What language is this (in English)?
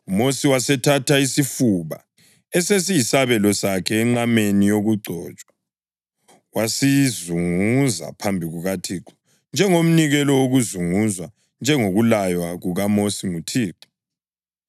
North Ndebele